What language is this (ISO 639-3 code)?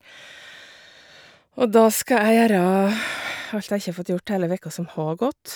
nor